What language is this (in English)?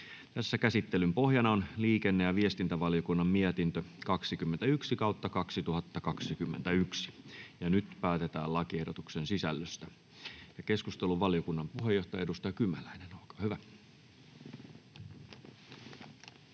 Finnish